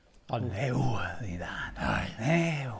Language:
Welsh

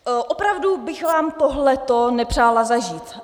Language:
Czech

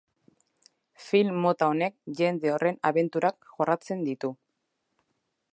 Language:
Basque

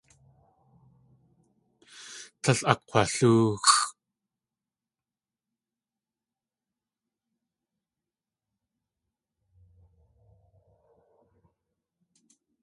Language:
Tlingit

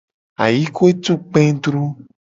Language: Gen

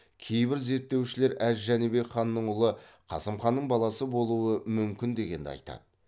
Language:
Kazakh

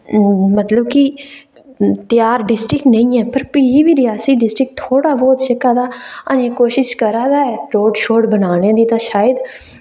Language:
Dogri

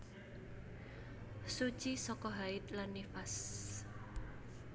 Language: Javanese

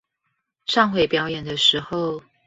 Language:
Chinese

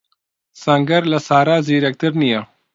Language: Central Kurdish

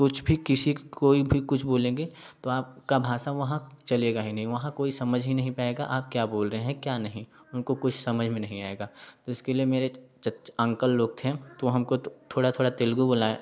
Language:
Hindi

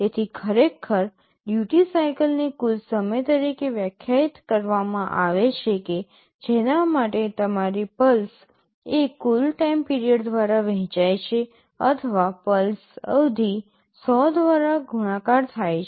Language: Gujarati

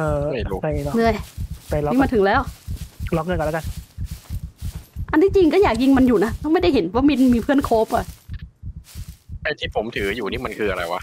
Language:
Thai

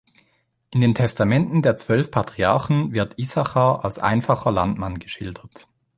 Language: German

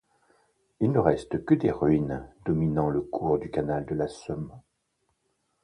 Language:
French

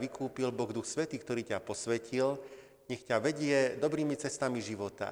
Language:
Slovak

